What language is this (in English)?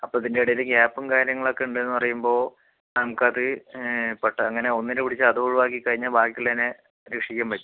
Malayalam